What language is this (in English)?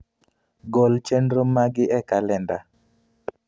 Luo (Kenya and Tanzania)